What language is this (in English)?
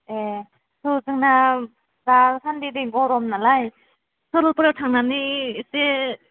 Bodo